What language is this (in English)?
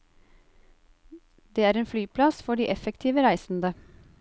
Norwegian